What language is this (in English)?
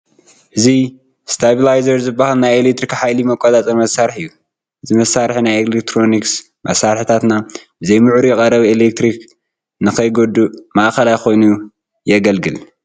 Tigrinya